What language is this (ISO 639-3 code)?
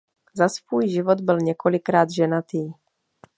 ces